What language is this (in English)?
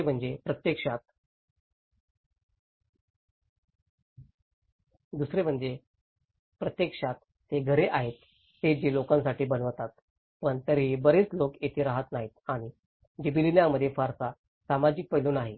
Marathi